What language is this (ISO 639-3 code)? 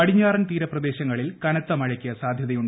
mal